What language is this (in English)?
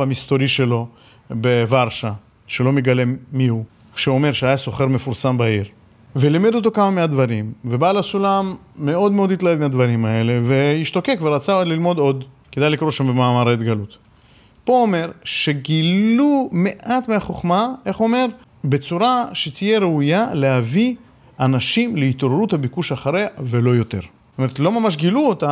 Hebrew